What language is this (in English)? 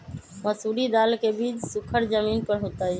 Magahi